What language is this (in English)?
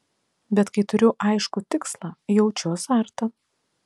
Lithuanian